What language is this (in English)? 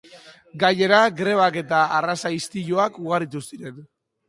Basque